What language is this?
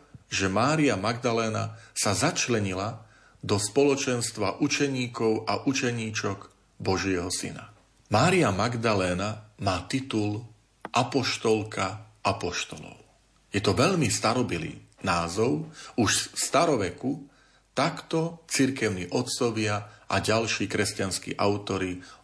Slovak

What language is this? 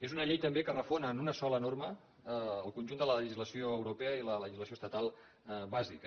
Catalan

